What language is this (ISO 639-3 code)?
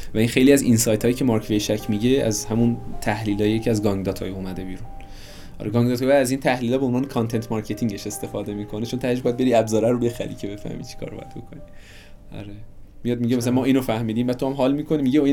fas